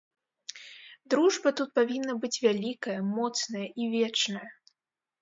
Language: Belarusian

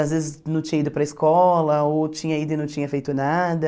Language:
Portuguese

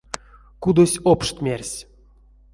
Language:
Erzya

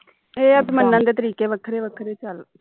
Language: Punjabi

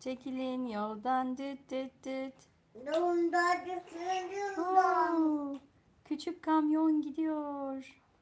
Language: Turkish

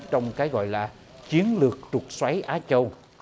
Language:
Vietnamese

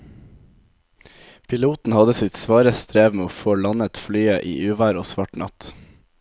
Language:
Norwegian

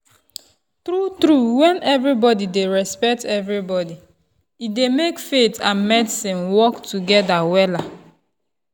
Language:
Nigerian Pidgin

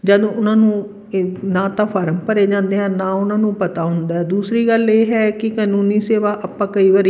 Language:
Punjabi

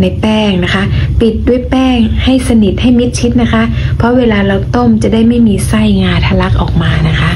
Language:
Thai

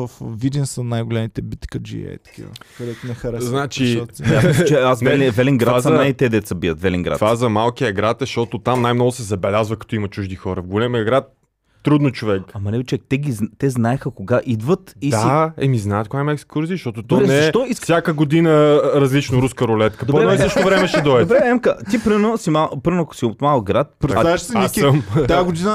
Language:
Bulgarian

